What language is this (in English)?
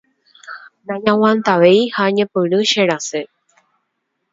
Guarani